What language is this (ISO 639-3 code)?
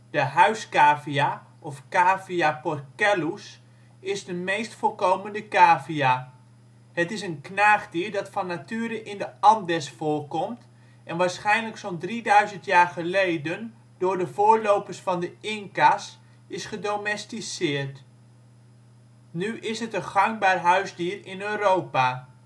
nld